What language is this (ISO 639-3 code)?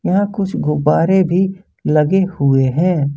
hin